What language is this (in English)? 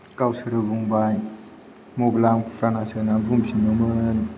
Bodo